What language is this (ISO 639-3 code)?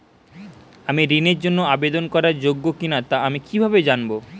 ben